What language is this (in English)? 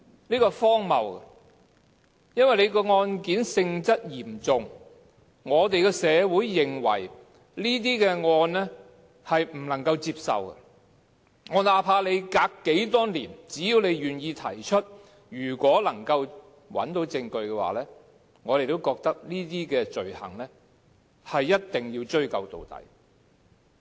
Cantonese